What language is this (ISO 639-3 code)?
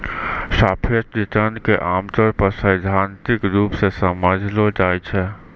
mai